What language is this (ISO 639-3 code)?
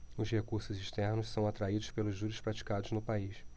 por